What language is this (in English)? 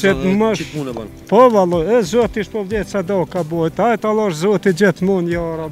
Romanian